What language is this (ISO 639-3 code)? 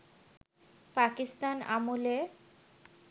ben